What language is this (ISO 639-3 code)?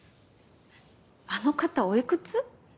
jpn